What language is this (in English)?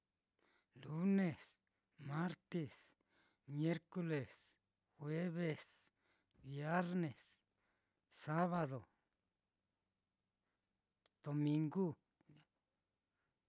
Mitlatongo Mixtec